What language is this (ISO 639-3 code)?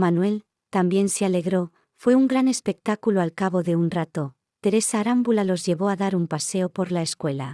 spa